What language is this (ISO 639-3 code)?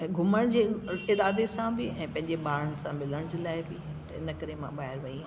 snd